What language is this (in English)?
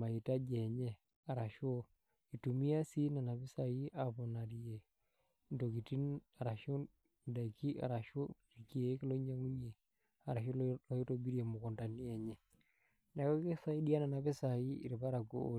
Masai